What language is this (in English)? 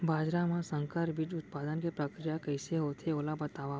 Chhattisgarhi